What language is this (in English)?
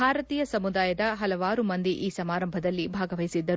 Kannada